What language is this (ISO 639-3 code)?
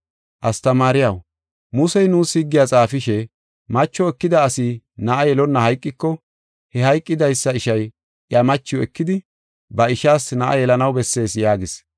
gof